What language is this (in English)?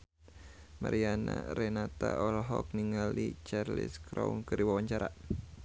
Sundanese